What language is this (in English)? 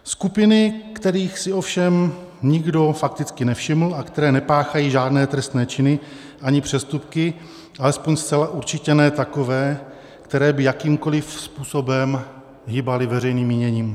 Czech